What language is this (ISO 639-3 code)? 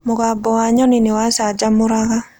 kik